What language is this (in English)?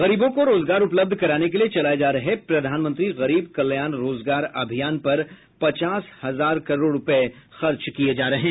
Hindi